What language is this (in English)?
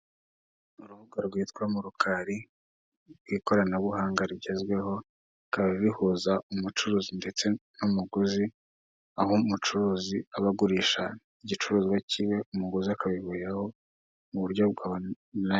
Kinyarwanda